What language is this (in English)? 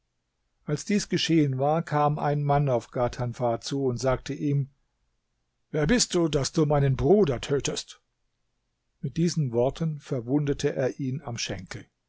German